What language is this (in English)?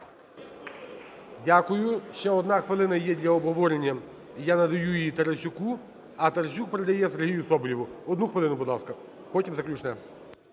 Ukrainian